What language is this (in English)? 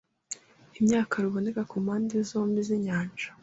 Kinyarwanda